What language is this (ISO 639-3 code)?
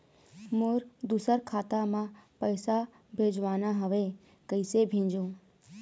hne